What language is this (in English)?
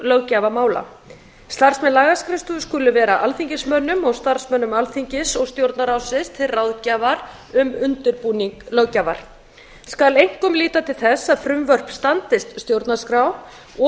Icelandic